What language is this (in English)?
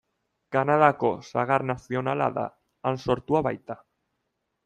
Basque